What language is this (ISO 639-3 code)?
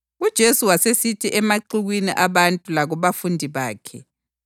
nde